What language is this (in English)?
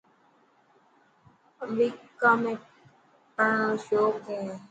Dhatki